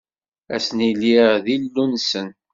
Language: Kabyle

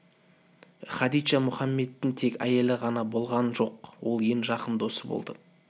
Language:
Kazakh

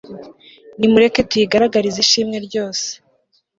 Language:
Kinyarwanda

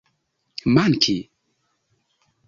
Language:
Esperanto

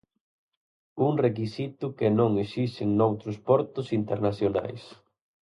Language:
Galician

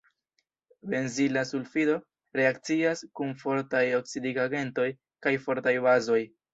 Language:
Esperanto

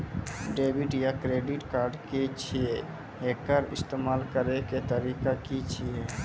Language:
Maithili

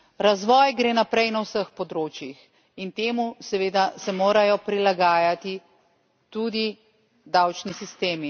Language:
Slovenian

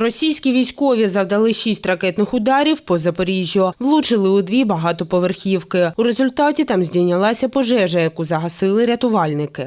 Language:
Ukrainian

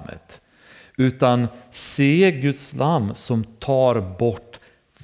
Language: Swedish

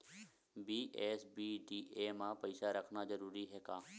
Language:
Chhattisgarhi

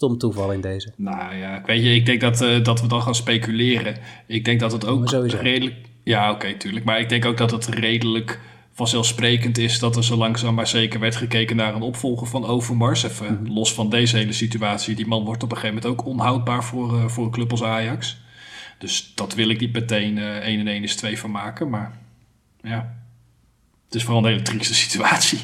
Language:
Dutch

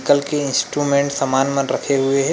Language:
Chhattisgarhi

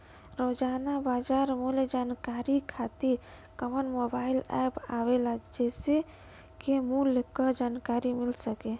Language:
Bhojpuri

